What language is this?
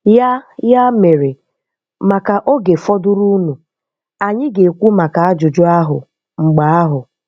Igbo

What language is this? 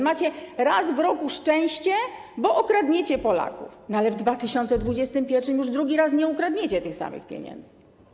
Polish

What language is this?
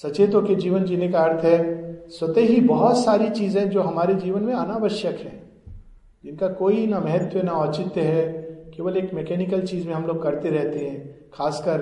Hindi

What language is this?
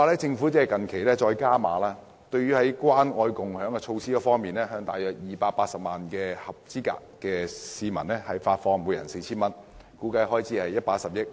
Cantonese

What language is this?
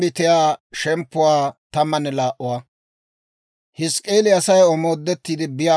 Dawro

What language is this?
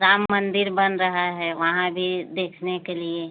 Hindi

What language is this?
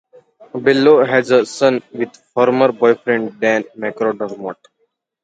English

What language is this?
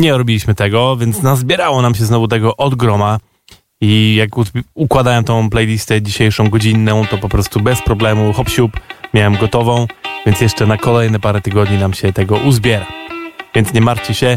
Polish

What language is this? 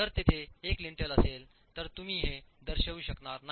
Marathi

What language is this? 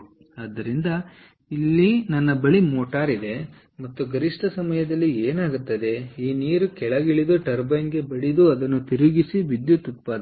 Kannada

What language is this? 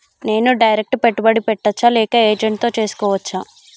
Telugu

